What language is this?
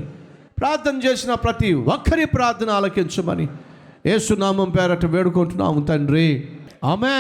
Telugu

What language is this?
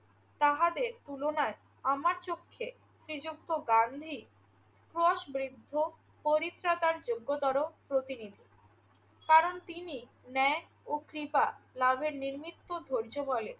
Bangla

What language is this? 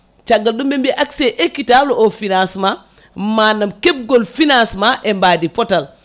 Fula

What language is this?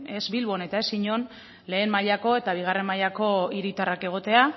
Basque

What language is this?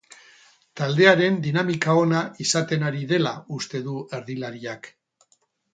Basque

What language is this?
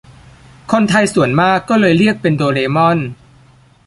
Thai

